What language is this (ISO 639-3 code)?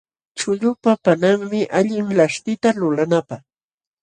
qxw